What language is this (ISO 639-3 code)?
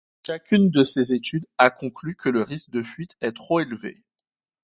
fra